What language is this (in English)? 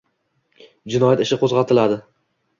Uzbek